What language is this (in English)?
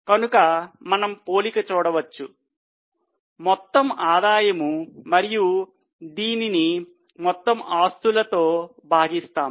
Telugu